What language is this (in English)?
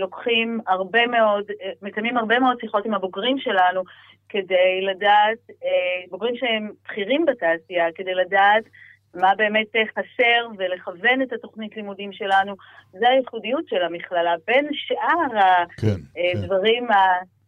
Hebrew